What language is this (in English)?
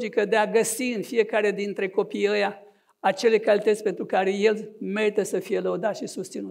Romanian